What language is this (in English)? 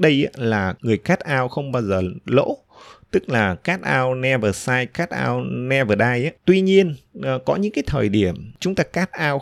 Vietnamese